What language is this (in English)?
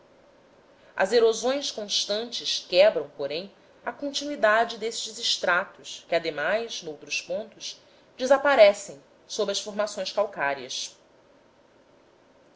Portuguese